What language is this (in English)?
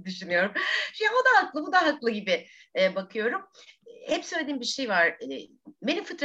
Turkish